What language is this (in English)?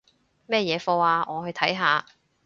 Cantonese